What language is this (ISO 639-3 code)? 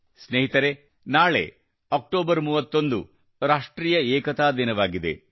kan